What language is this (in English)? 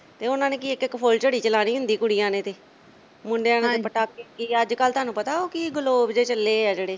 Punjabi